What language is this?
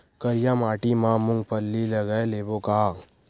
Chhattisgarhi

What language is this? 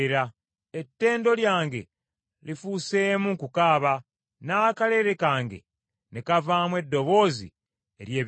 Ganda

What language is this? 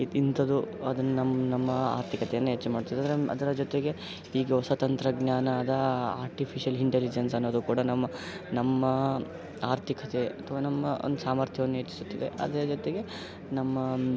Kannada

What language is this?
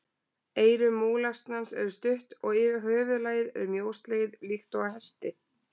Icelandic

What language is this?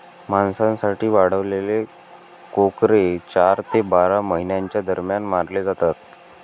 Marathi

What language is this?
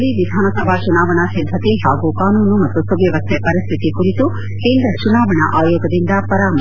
Kannada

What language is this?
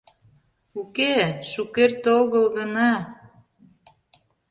Mari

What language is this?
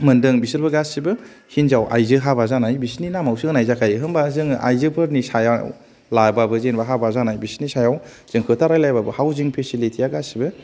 Bodo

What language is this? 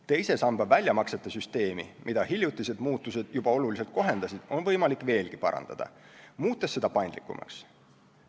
Estonian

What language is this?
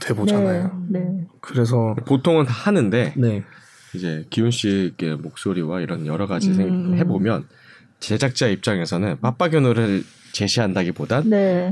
Korean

